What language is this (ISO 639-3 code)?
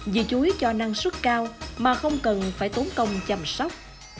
vie